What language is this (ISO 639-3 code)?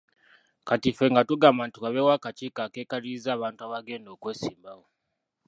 lug